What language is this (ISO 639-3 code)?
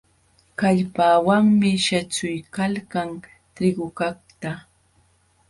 qxw